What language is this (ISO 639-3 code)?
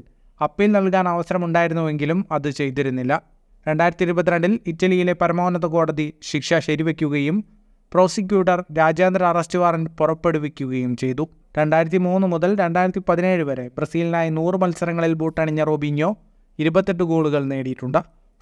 mal